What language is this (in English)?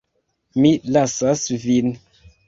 Esperanto